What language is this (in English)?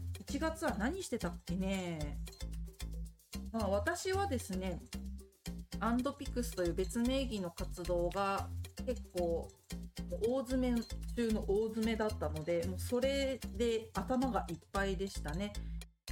Japanese